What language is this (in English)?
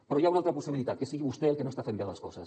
Catalan